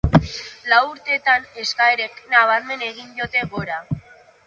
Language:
Basque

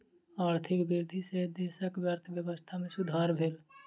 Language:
Maithili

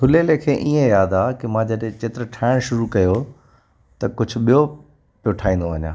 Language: Sindhi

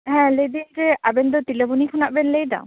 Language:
Santali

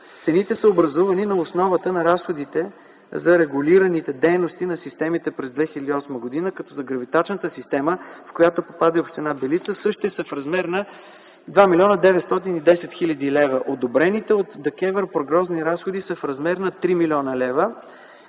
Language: Bulgarian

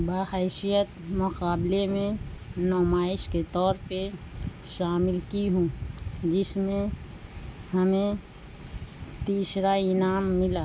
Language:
Urdu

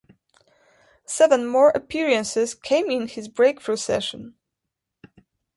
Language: English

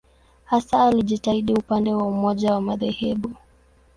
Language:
Swahili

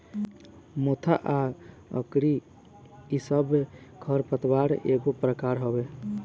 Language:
Bhojpuri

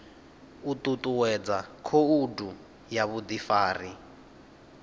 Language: Venda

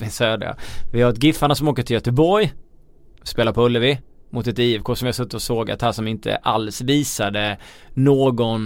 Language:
Swedish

